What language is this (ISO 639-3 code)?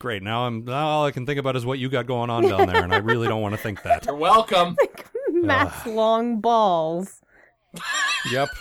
eng